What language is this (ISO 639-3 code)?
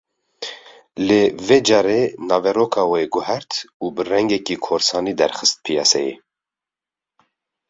kur